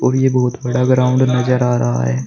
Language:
Hindi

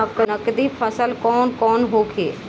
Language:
Bhojpuri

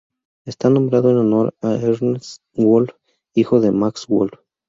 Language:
Spanish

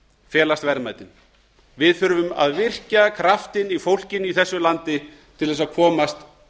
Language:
Icelandic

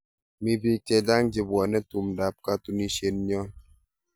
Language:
Kalenjin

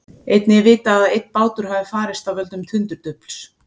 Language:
Icelandic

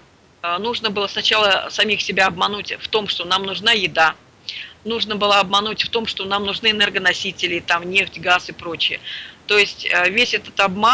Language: Russian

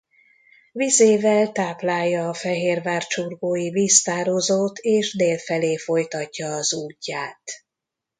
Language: Hungarian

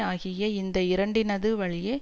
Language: Tamil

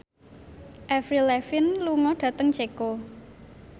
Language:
Javanese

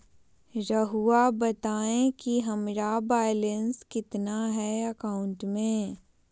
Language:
Magahi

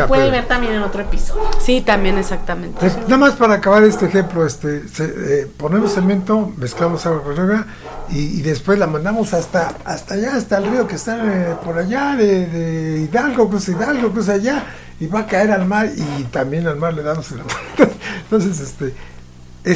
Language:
Spanish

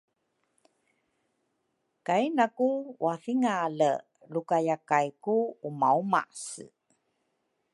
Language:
Rukai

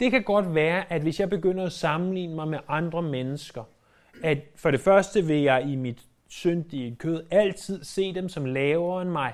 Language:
Danish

